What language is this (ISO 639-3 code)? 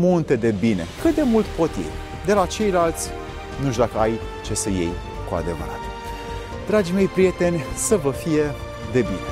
ron